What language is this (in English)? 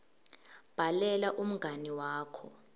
Swati